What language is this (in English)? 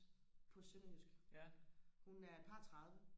Danish